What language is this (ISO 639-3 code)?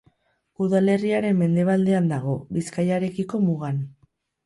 eus